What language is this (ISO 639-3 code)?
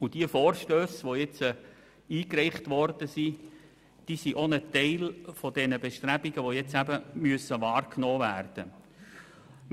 gsw